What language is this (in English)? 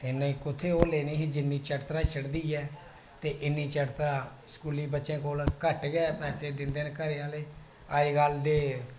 Dogri